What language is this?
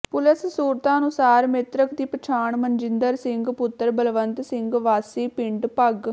Punjabi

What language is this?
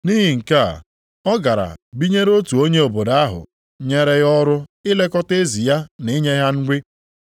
Igbo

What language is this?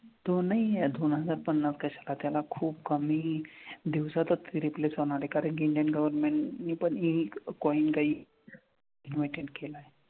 Marathi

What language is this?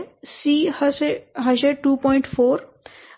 Gujarati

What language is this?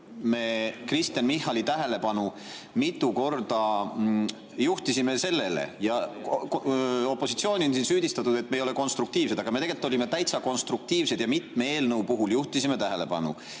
Estonian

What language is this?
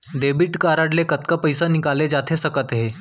Chhattisgarhi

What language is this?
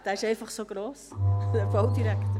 Swiss German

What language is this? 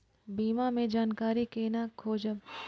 Maithili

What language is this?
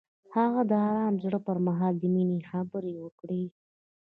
Pashto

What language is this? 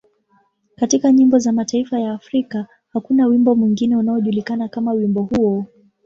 Swahili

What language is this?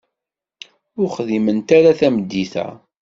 Kabyle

